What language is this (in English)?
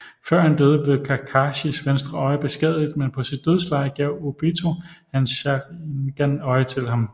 Danish